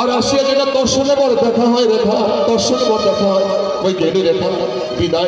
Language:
Korean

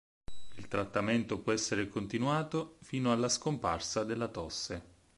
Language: Italian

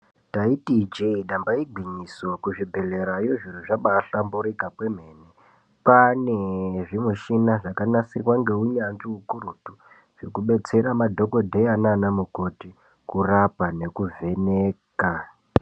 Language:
Ndau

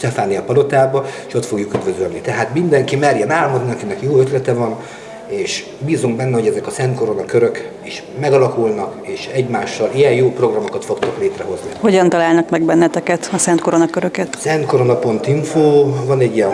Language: Hungarian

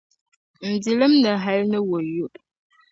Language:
Dagbani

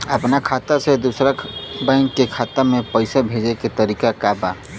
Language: Bhojpuri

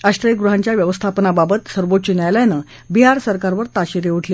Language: Marathi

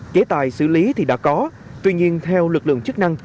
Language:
Vietnamese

